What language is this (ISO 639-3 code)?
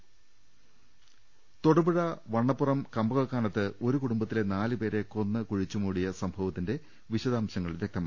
mal